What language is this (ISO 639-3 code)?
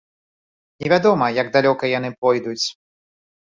bel